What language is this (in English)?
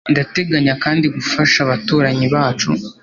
Kinyarwanda